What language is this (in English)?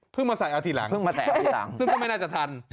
Thai